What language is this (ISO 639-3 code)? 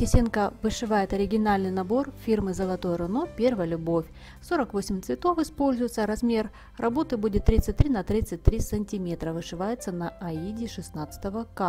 rus